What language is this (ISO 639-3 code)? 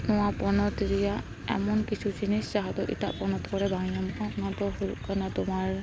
sat